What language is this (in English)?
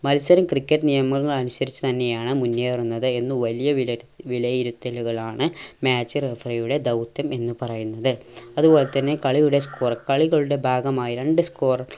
Malayalam